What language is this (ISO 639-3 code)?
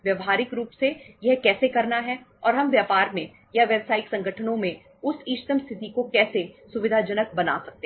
hin